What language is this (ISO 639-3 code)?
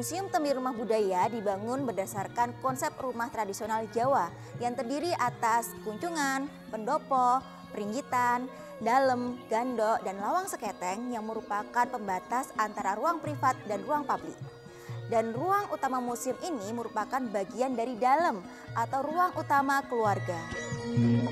ind